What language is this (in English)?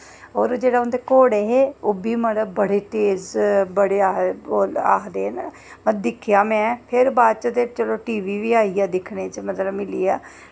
Dogri